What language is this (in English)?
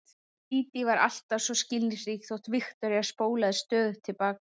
Icelandic